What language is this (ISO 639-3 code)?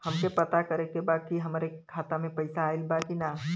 bho